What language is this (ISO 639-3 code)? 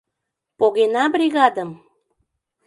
chm